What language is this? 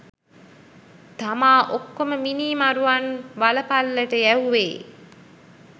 Sinhala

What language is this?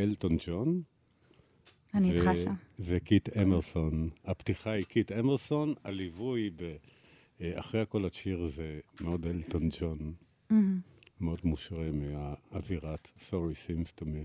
Hebrew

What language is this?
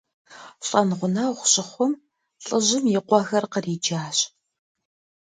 Kabardian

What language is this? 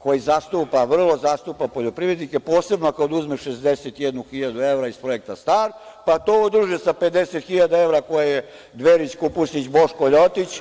Serbian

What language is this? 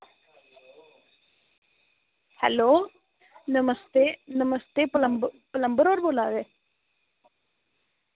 Dogri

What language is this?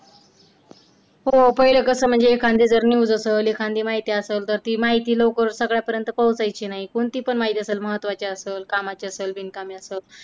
Marathi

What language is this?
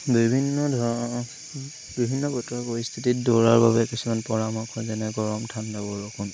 Assamese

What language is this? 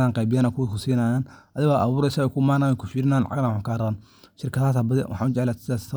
Somali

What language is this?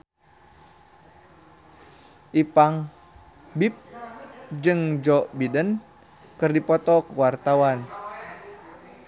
Sundanese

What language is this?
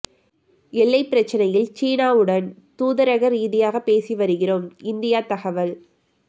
Tamil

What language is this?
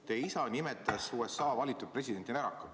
Estonian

